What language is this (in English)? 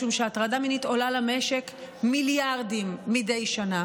Hebrew